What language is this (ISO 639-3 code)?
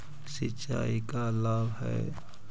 mag